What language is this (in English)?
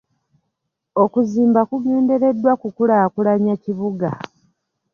Ganda